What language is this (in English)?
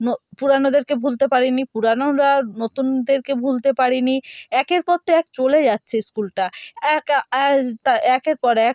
Bangla